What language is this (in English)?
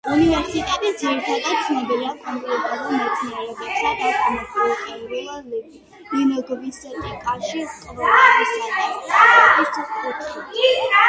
Georgian